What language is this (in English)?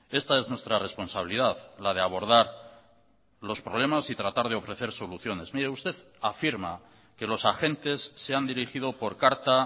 Spanish